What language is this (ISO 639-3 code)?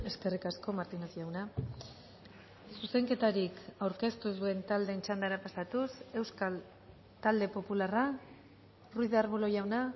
eus